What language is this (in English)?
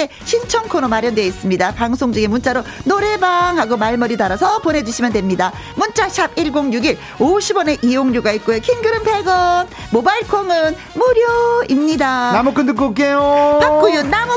Korean